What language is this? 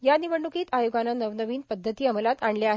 Marathi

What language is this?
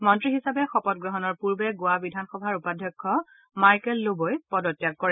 Assamese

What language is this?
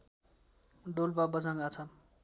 Nepali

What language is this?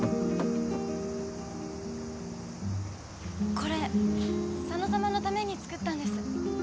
Japanese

